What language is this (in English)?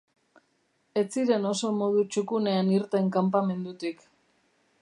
Basque